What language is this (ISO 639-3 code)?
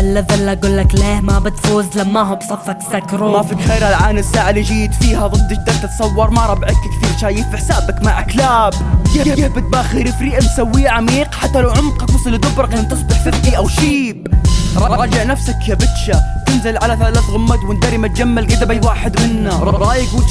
ara